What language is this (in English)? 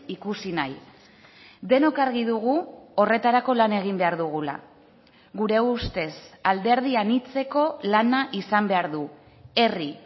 Basque